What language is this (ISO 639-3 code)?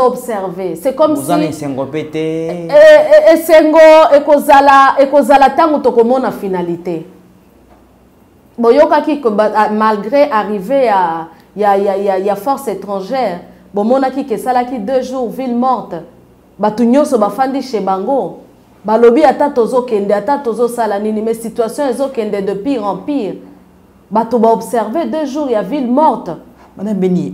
fra